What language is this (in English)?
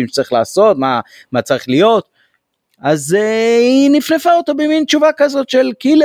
Hebrew